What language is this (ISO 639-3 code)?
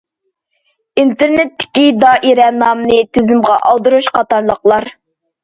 uig